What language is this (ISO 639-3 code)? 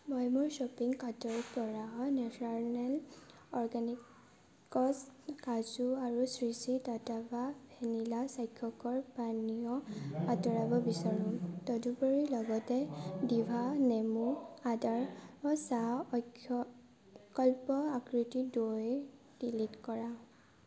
asm